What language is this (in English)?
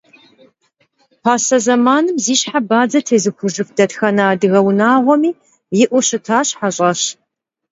Kabardian